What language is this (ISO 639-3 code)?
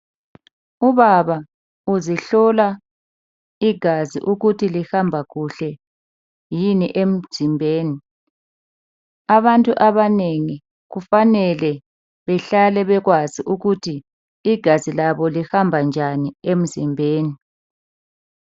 nde